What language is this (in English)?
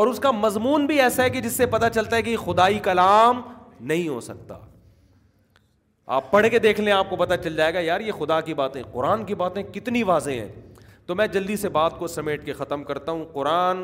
Urdu